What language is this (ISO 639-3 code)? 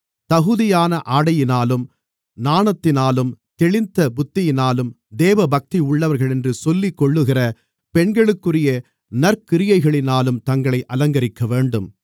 tam